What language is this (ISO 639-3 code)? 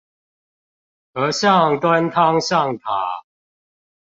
zho